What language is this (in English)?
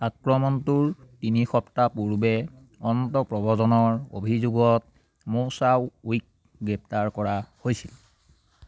Assamese